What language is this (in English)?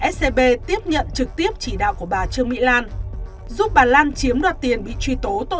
Vietnamese